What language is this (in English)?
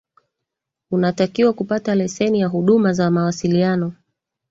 Swahili